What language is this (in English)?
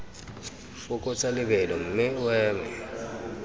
Tswana